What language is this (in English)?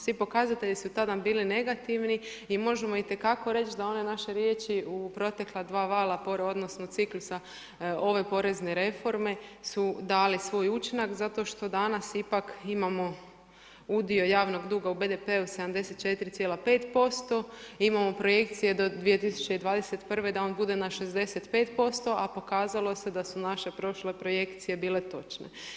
Croatian